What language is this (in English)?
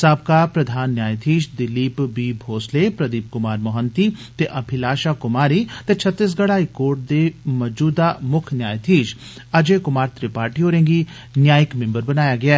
Dogri